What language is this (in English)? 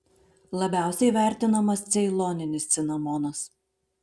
Lithuanian